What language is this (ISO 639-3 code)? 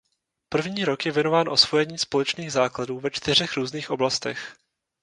ces